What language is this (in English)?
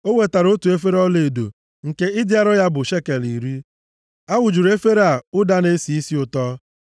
Igbo